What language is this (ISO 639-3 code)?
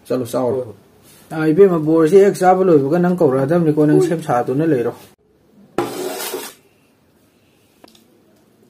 kor